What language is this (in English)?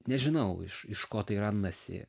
Lithuanian